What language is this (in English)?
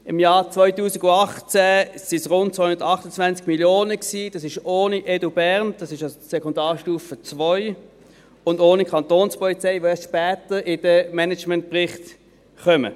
Swiss German